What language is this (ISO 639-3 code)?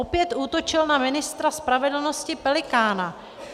ces